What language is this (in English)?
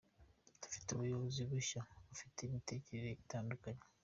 Kinyarwanda